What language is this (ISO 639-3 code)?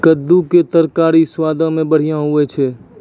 mai